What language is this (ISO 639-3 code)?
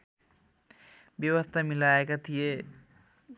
nep